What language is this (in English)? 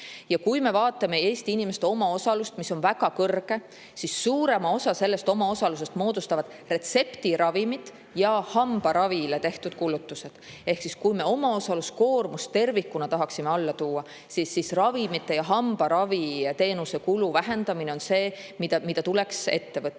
Estonian